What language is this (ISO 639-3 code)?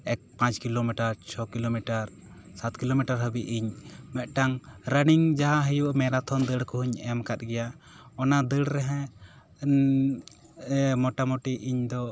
sat